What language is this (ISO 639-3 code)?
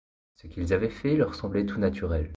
fra